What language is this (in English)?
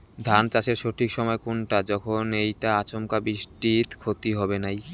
Bangla